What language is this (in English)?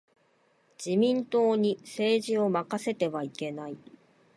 Japanese